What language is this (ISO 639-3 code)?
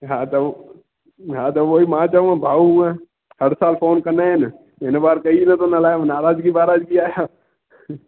snd